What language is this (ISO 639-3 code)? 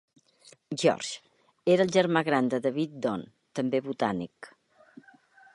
cat